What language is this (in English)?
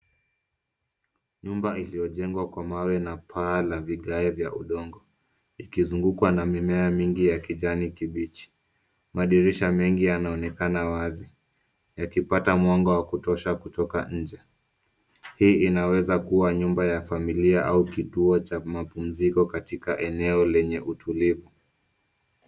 Swahili